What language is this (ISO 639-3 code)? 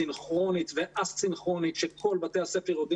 heb